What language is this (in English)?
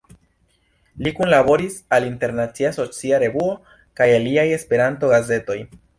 Esperanto